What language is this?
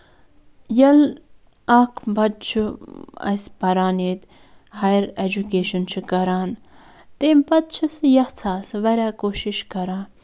Kashmiri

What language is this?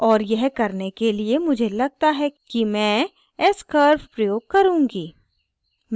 Hindi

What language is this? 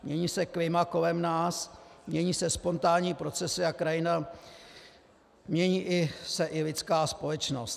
Czech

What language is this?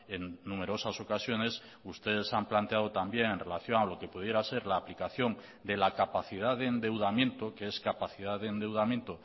Spanish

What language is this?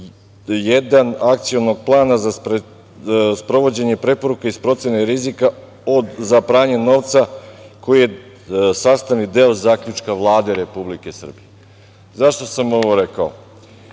Serbian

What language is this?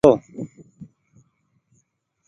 Goaria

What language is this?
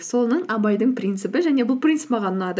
Kazakh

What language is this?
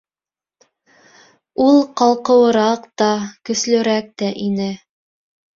Bashkir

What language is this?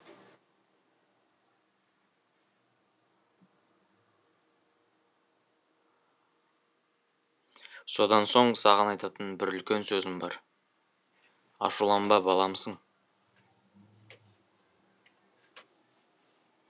Kazakh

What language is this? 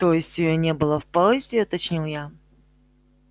Russian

